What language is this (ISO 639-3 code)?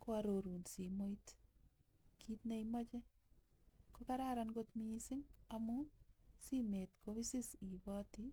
kln